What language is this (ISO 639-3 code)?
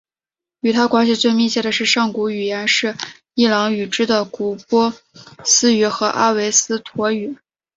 zho